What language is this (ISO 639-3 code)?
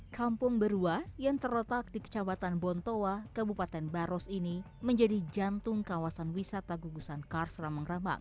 ind